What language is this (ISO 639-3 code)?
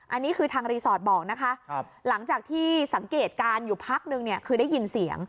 tha